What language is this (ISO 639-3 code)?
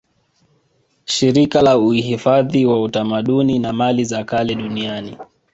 swa